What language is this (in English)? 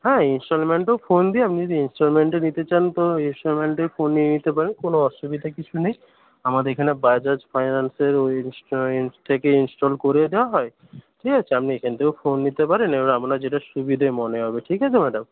Bangla